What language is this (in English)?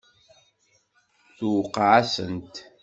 Kabyle